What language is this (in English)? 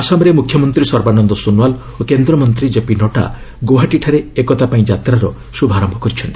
Odia